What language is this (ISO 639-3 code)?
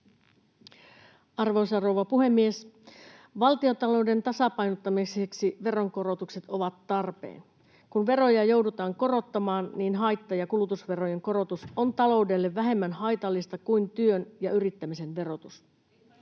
fin